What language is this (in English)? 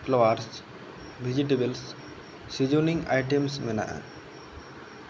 Santali